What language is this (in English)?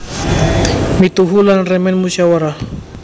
Javanese